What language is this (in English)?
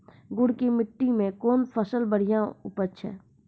Maithili